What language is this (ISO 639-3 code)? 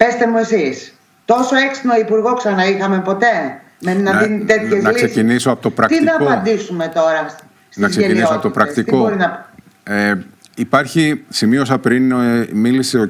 ell